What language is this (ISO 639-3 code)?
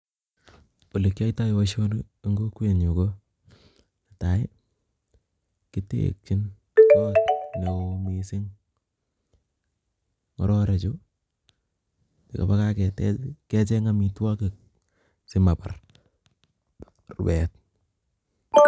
kln